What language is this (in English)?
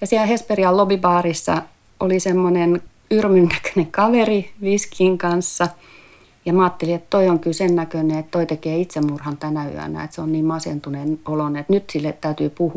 Finnish